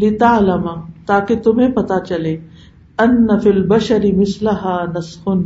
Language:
Urdu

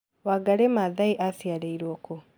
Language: Kikuyu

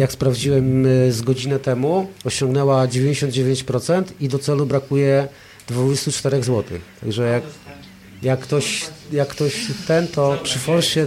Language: Polish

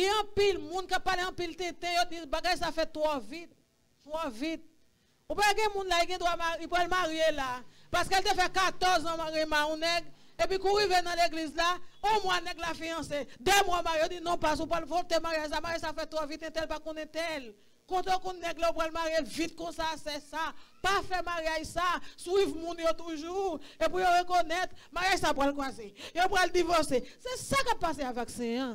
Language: French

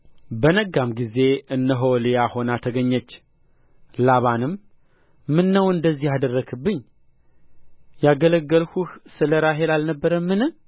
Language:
Amharic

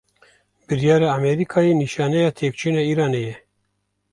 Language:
Kurdish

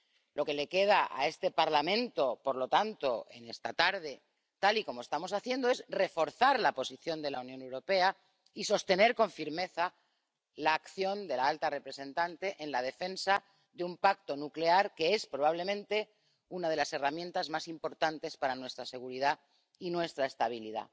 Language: Spanish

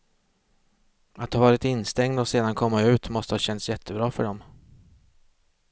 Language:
Swedish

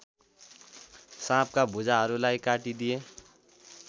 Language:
Nepali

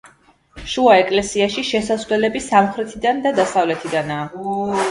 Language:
Georgian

